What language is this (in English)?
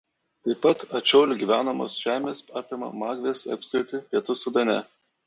Lithuanian